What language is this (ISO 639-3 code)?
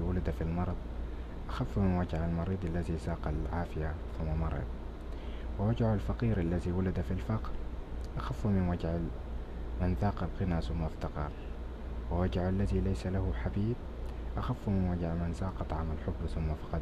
ara